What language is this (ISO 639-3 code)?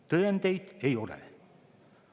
est